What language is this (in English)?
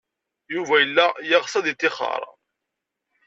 Kabyle